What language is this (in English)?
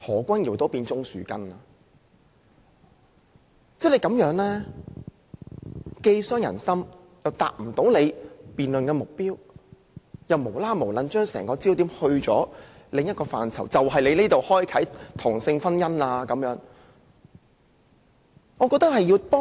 Cantonese